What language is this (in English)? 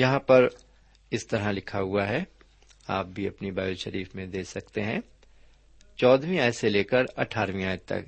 Urdu